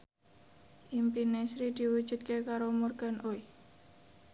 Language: Javanese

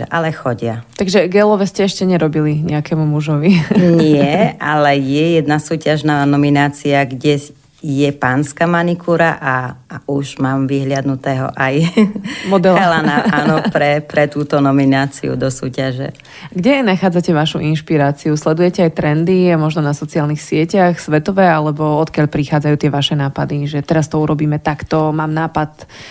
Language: Slovak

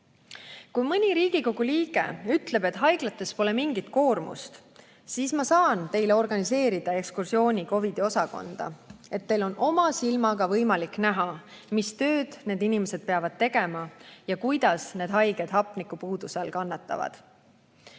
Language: Estonian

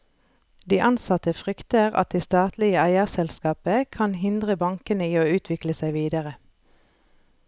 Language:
Norwegian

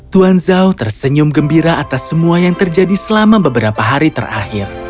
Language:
Indonesian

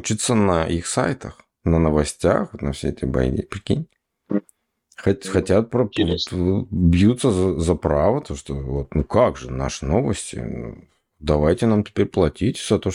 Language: Russian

